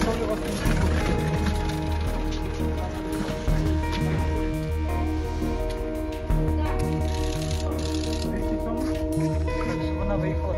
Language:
Romanian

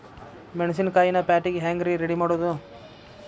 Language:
Kannada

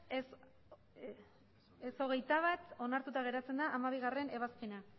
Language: Basque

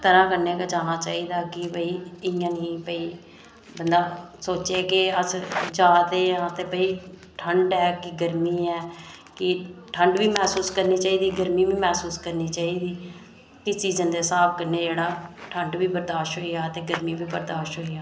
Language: Dogri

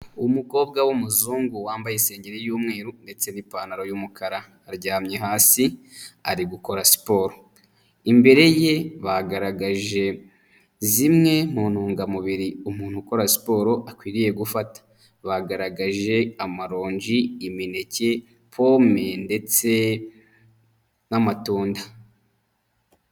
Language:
Kinyarwanda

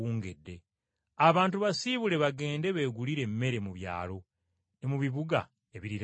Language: Ganda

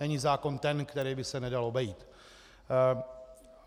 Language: Czech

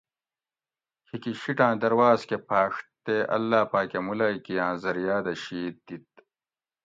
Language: Gawri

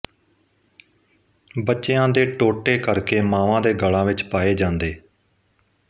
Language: Punjabi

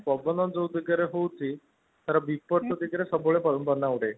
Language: Odia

